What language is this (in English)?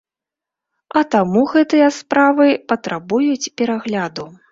Belarusian